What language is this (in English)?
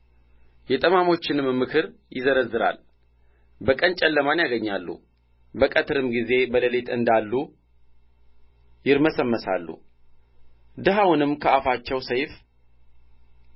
Amharic